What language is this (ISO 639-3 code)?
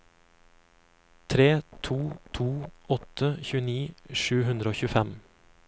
nor